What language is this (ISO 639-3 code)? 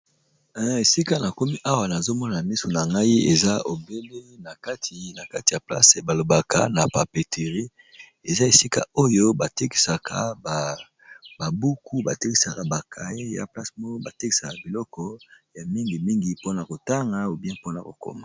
lin